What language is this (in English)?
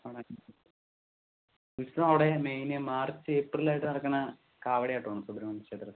Malayalam